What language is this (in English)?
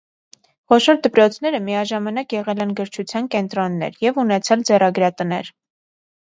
Armenian